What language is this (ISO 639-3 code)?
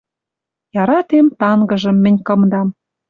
mrj